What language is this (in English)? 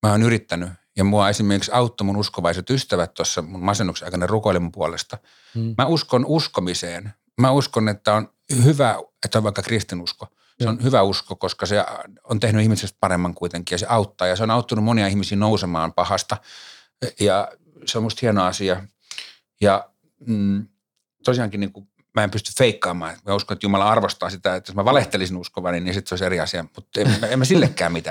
Finnish